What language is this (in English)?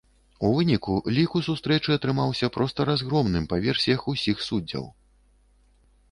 Belarusian